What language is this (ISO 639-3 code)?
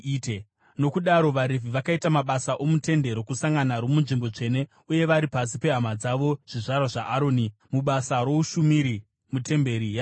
sna